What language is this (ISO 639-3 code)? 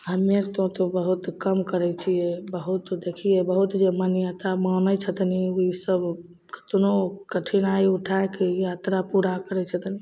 mai